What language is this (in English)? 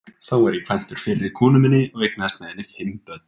Icelandic